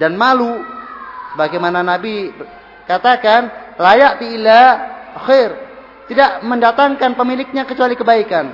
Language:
Indonesian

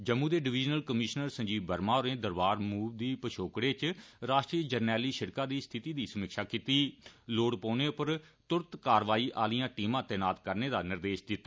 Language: Dogri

